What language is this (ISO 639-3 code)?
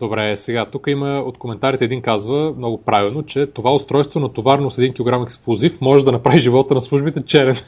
bul